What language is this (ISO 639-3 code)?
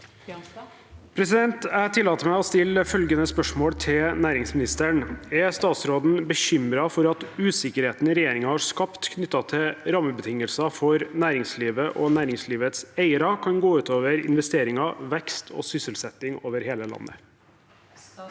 nor